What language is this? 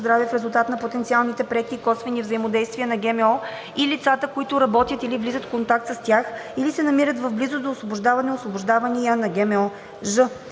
Bulgarian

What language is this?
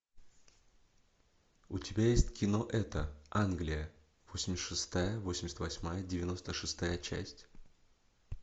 Russian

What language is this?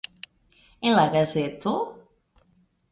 Esperanto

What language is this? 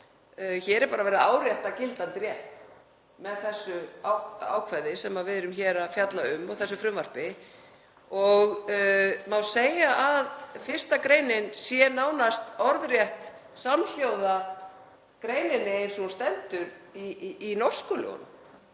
Icelandic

